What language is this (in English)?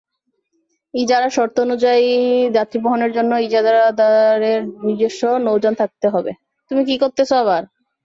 Bangla